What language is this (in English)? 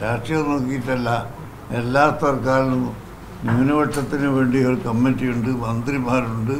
Malayalam